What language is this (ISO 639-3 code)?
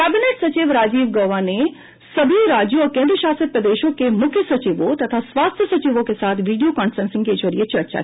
hin